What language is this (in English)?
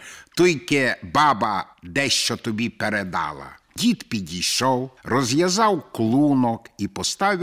Ukrainian